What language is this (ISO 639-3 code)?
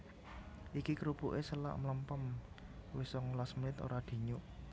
jav